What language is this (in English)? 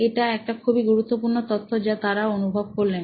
Bangla